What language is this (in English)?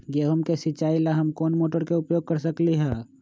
Magahi